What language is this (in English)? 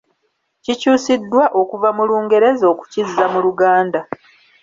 Ganda